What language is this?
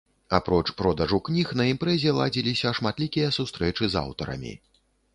Belarusian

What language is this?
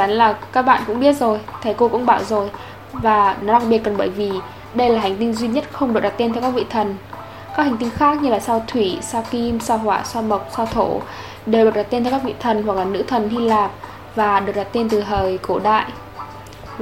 Vietnamese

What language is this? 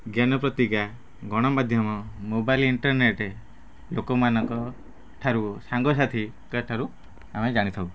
Odia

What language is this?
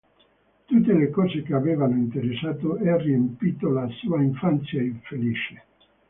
Italian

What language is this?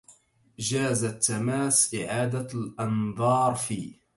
Arabic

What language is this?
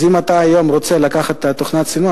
Hebrew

